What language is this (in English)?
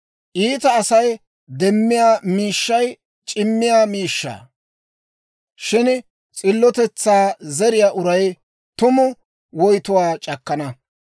Dawro